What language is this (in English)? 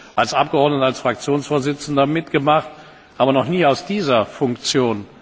German